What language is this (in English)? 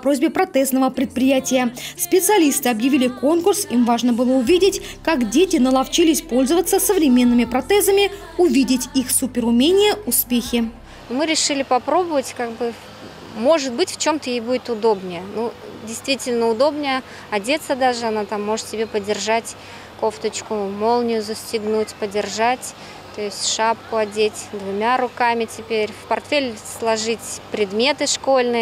Russian